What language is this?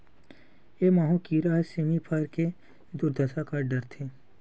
Chhattisgarhi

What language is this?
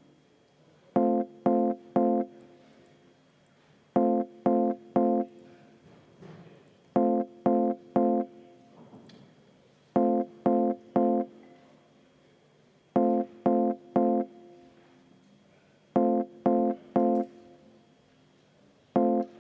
Estonian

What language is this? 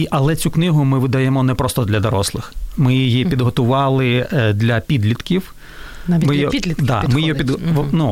Ukrainian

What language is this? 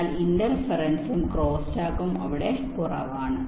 Malayalam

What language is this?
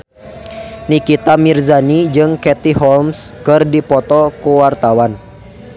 Sundanese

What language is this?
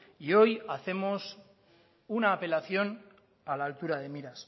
Spanish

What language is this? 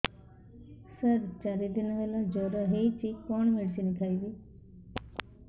Odia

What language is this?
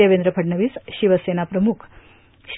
Marathi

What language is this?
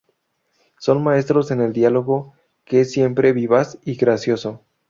Spanish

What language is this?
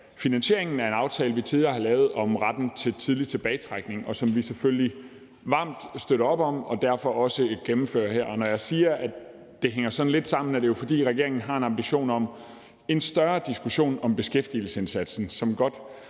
Danish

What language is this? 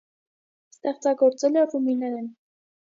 Armenian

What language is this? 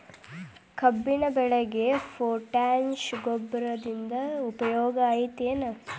Kannada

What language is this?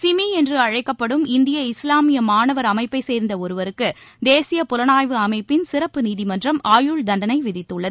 Tamil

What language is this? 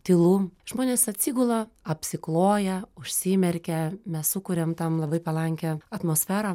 Lithuanian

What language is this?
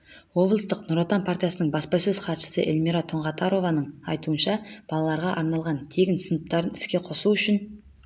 Kazakh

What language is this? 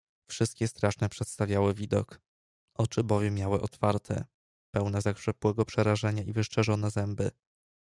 Polish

